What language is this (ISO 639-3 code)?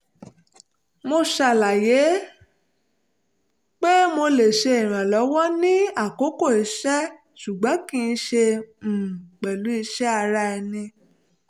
yor